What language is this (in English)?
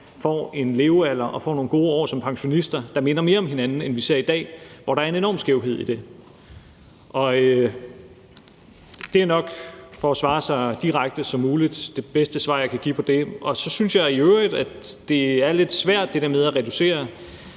Danish